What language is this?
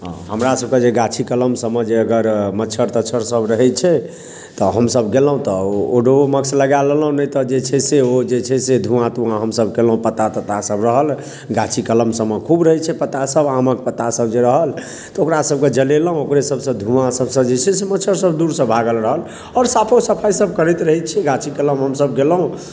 Maithili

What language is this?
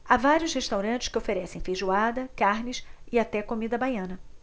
Portuguese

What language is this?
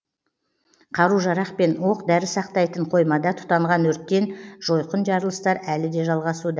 Kazakh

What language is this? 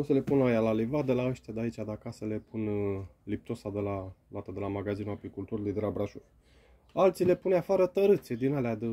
Romanian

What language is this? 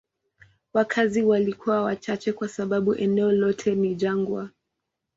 Swahili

